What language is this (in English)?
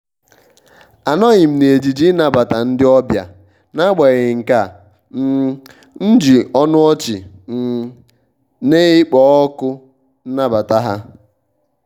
Igbo